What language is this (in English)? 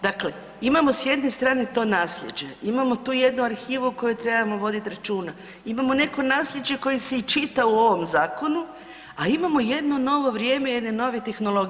Croatian